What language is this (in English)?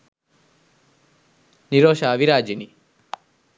Sinhala